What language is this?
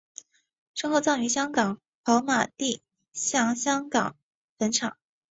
Chinese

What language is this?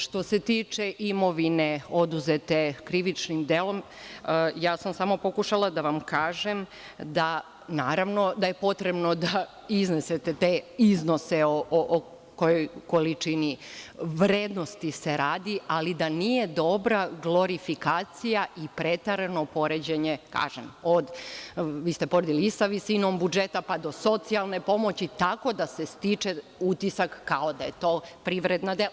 Serbian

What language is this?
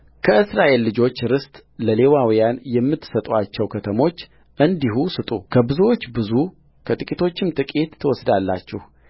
Amharic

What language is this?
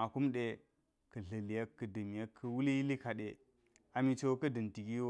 Geji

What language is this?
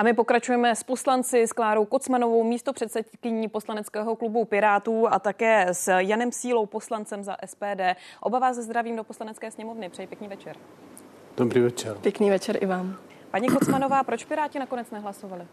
Czech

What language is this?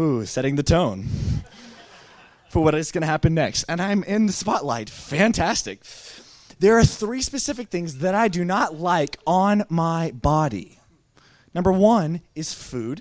English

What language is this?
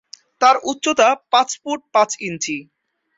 Bangla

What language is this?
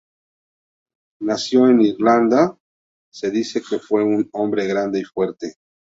Spanish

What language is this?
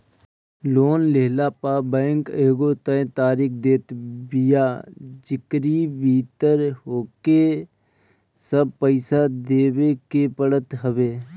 Bhojpuri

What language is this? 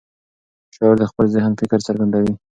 Pashto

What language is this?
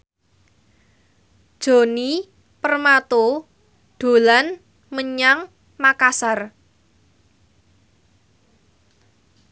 Javanese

